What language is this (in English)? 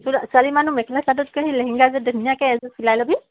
Assamese